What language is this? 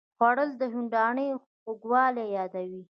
Pashto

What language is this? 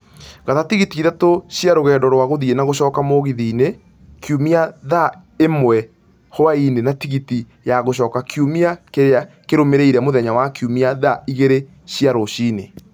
Kikuyu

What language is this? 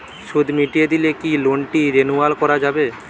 Bangla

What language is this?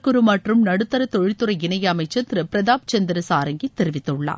Tamil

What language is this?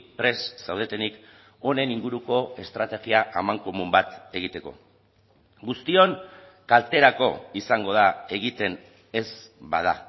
Basque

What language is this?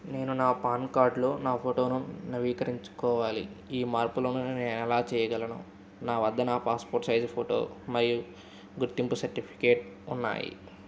Telugu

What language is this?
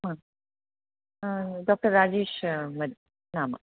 Sanskrit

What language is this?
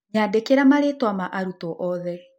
Kikuyu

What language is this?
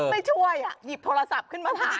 Thai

